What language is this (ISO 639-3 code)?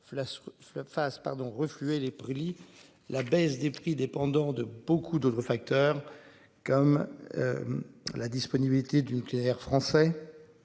fra